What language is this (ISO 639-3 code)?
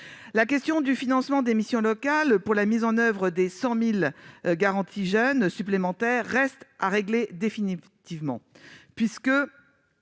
fra